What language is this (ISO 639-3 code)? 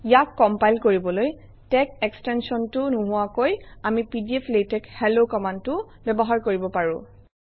asm